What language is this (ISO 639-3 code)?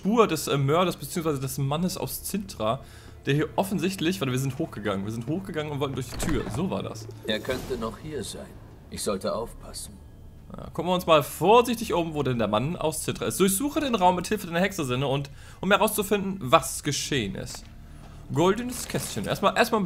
deu